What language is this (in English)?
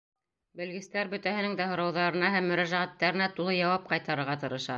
Bashkir